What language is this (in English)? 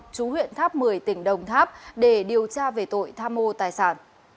Vietnamese